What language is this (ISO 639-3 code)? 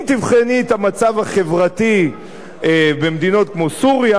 heb